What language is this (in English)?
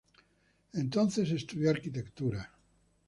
Spanish